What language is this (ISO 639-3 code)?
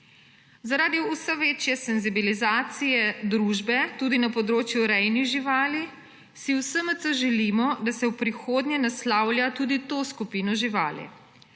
slv